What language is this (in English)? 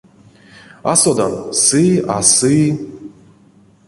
Erzya